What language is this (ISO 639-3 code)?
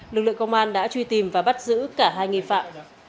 vie